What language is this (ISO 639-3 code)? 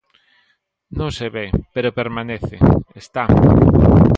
glg